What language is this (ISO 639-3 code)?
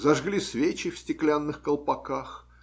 rus